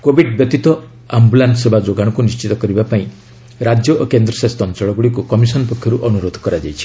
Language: Odia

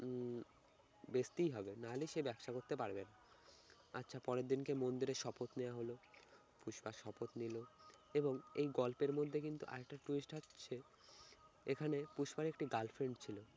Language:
Bangla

